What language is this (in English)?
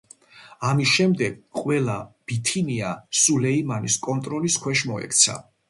Georgian